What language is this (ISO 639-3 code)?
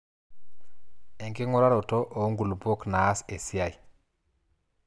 mas